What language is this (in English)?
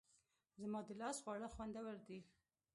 Pashto